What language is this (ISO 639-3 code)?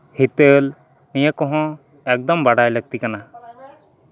sat